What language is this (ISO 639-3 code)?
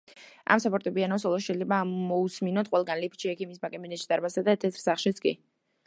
kat